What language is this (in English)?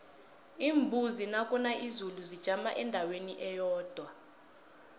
South Ndebele